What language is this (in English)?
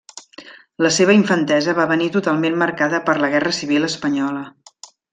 Catalan